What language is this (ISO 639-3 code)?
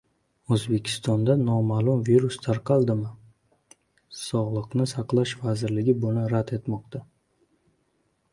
uzb